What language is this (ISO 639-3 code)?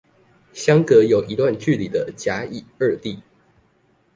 zho